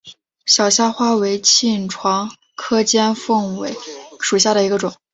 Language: Chinese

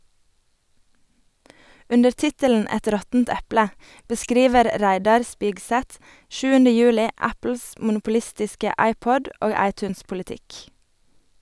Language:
Norwegian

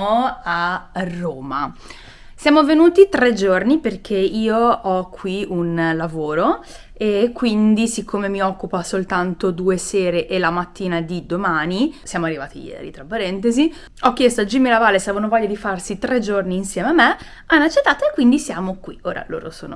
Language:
Italian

